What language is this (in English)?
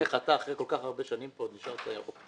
Hebrew